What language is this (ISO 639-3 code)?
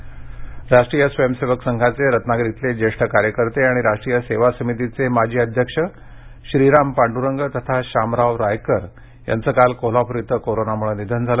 mar